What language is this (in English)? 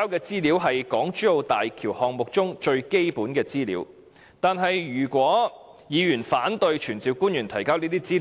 Cantonese